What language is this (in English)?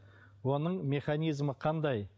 Kazakh